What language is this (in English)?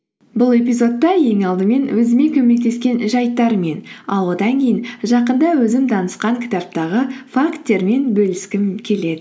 Kazakh